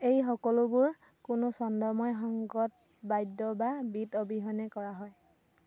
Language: Assamese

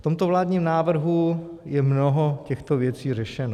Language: Czech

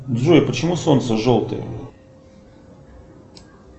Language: Russian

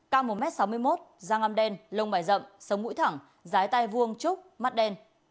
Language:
Vietnamese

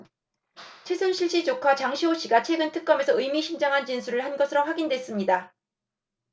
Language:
Korean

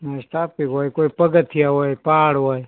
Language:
Gujarati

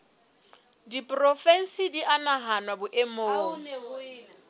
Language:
Southern Sotho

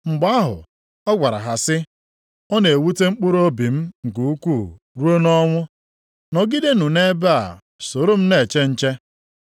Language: Igbo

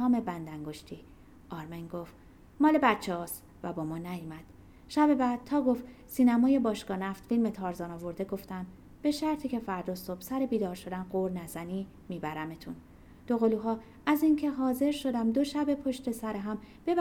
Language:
Persian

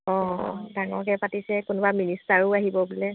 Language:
Assamese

